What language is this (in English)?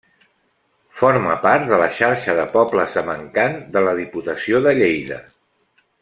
Catalan